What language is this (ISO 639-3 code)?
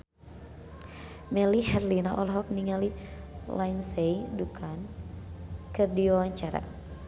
sun